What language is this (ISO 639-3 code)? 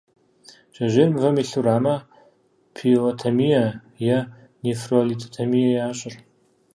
kbd